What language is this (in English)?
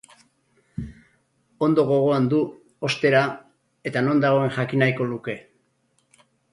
Basque